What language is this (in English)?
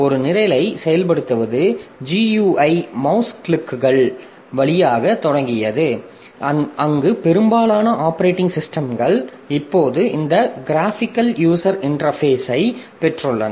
Tamil